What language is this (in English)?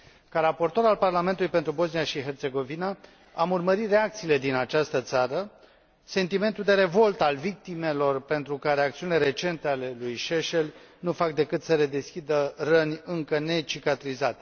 Romanian